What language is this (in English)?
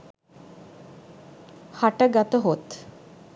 Sinhala